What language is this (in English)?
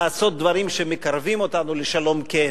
Hebrew